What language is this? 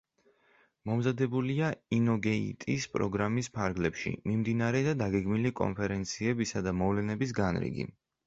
Georgian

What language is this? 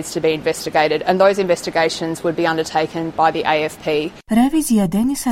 Croatian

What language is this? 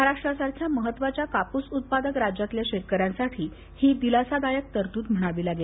Marathi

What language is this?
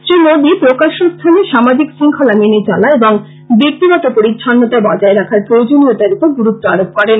Bangla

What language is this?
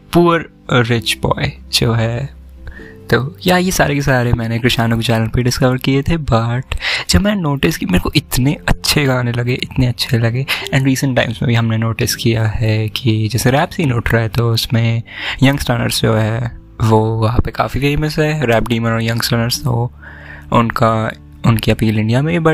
Hindi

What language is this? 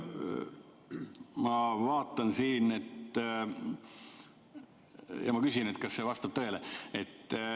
Estonian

